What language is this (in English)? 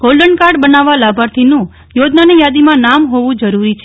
Gujarati